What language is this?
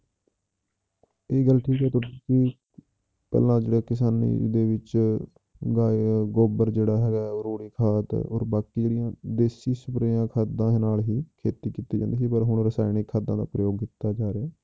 Punjabi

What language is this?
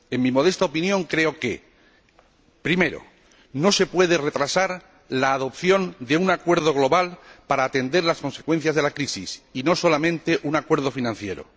Spanish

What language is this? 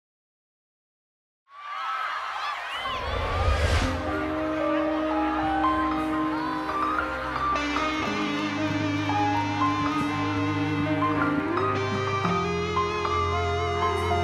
Thai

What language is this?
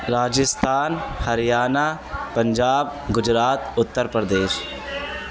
Urdu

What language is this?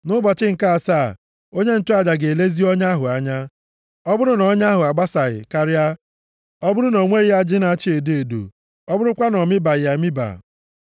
Igbo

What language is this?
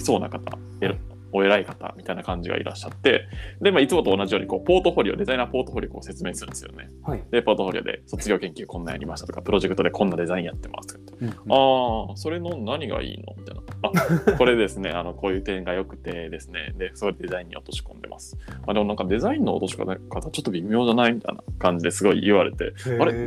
Japanese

